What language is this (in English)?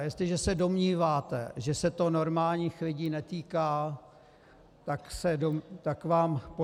Czech